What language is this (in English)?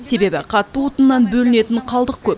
Kazakh